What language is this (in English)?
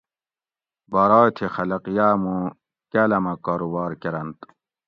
Gawri